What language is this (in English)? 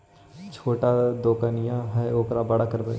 Magahi